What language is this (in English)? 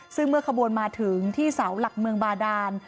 Thai